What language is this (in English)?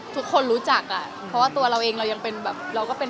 Thai